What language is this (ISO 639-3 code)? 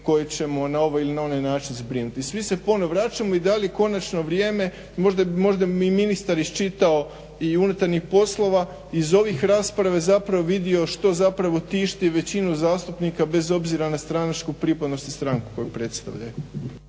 hrv